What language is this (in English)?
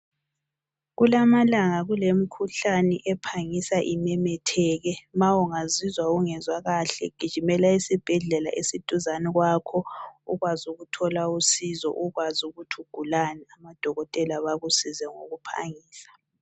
North Ndebele